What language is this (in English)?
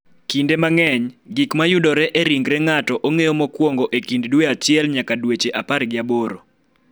Luo (Kenya and Tanzania)